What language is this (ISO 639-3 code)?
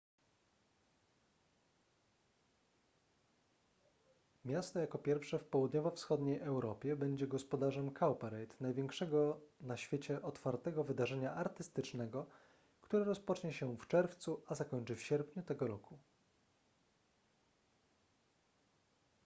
pol